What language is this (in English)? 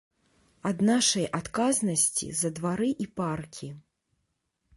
Belarusian